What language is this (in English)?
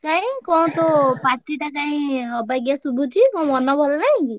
Odia